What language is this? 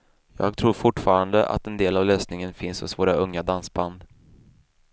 Swedish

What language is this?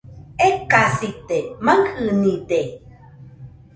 Nüpode Huitoto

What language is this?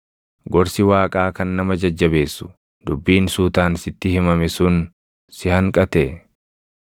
Oromo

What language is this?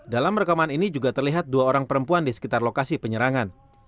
Indonesian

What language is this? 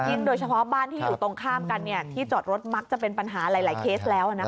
Thai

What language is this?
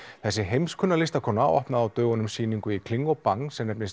Icelandic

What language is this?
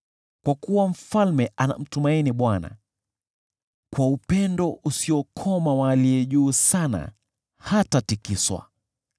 Swahili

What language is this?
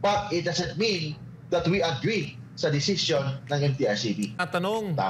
Filipino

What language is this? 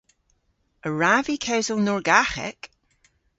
Cornish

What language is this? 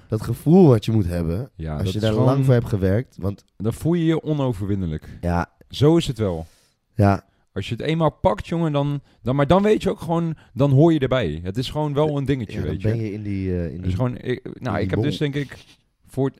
Dutch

